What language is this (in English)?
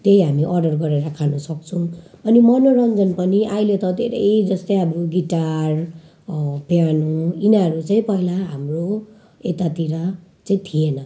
Nepali